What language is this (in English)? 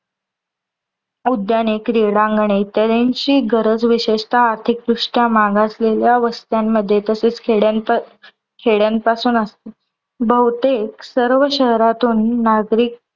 Marathi